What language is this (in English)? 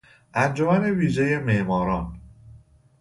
Persian